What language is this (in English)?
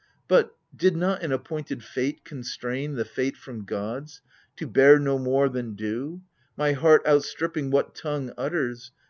English